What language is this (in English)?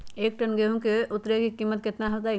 Magahi